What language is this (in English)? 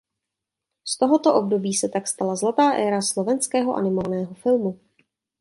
Czech